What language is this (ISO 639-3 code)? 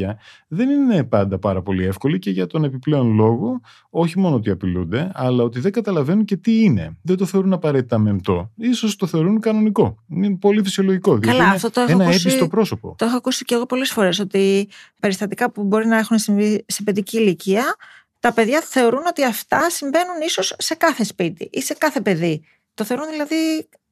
ell